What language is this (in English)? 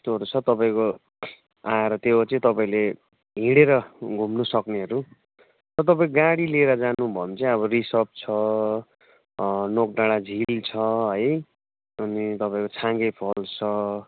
Nepali